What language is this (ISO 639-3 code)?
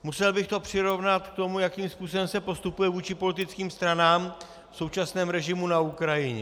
ces